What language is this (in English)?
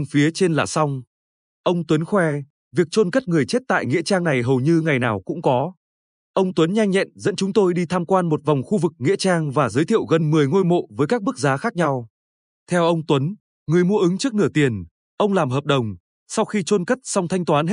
Vietnamese